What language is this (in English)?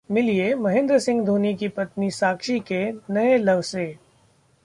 Hindi